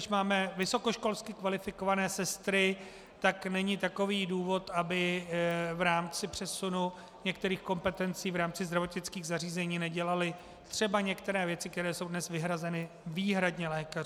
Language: Czech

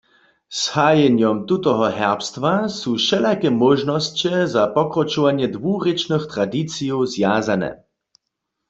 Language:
Upper Sorbian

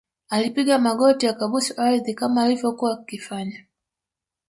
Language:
Swahili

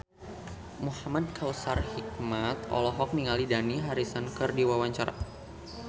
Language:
Sundanese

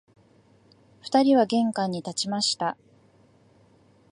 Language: Japanese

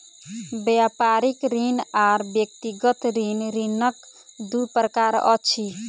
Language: Maithili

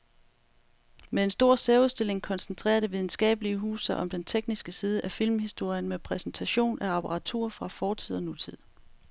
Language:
Danish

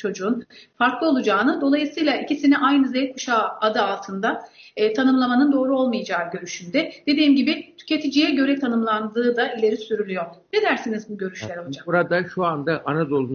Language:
Turkish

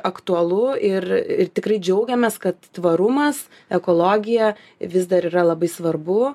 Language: Lithuanian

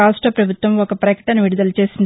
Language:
Telugu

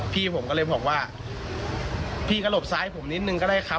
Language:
Thai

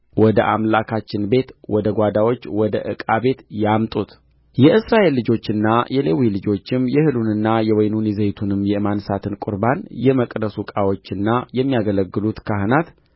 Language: Amharic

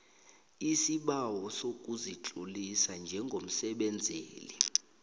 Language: South Ndebele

